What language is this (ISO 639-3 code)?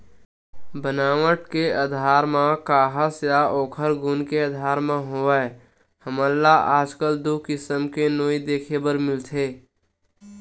hne